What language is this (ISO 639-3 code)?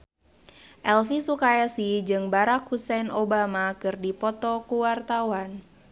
sun